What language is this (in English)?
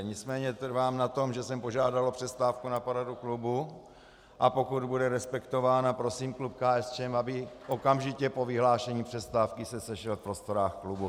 Czech